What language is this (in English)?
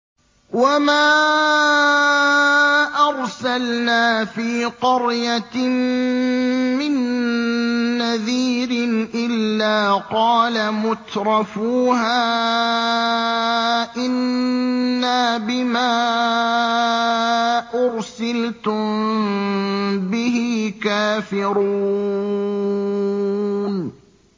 Arabic